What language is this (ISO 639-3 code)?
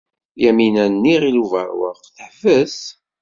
kab